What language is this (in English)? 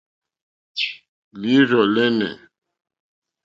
Mokpwe